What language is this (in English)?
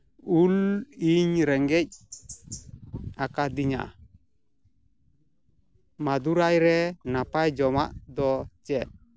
Santali